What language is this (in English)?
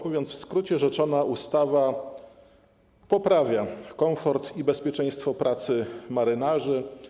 Polish